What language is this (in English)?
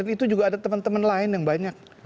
Indonesian